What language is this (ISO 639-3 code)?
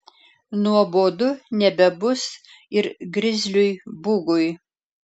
lit